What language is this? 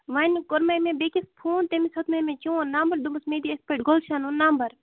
Kashmiri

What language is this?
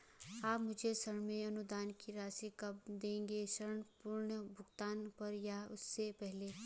Hindi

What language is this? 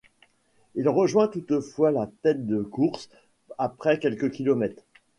French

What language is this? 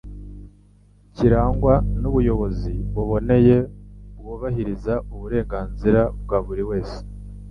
Kinyarwanda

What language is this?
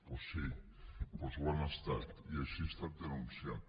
Catalan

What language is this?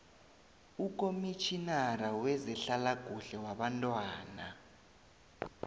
South Ndebele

